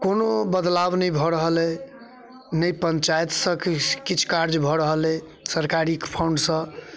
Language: Maithili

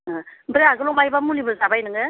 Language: Bodo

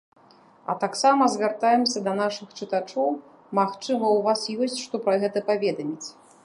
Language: Belarusian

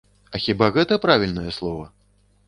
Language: Belarusian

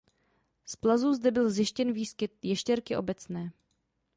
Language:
Czech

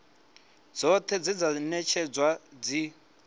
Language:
Venda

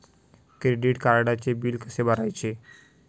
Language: Marathi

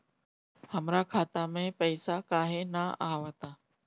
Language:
Bhojpuri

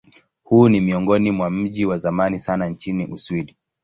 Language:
Swahili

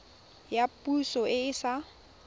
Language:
Tswana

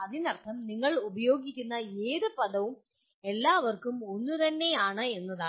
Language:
Malayalam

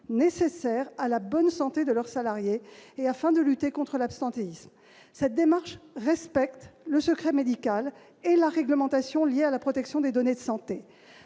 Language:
French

